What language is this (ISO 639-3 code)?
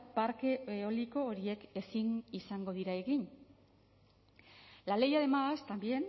eus